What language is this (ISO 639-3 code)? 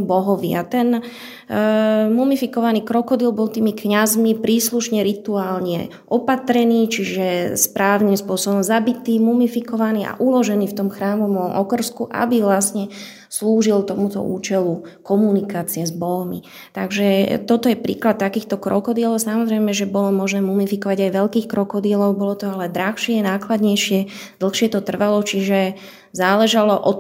slk